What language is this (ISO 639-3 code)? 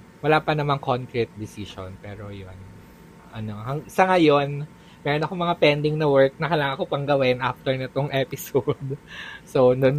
fil